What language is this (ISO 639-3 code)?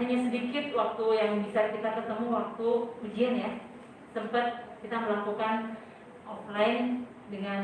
ind